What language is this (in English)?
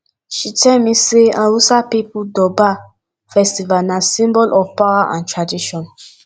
Nigerian Pidgin